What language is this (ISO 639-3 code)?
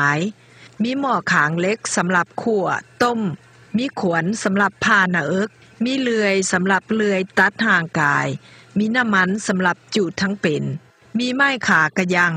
tha